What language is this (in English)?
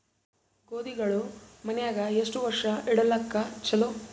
Kannada